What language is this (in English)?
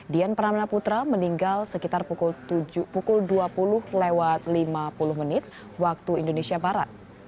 Indonesian